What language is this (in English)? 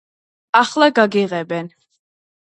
Georgian